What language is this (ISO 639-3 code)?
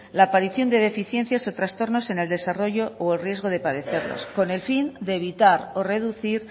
spa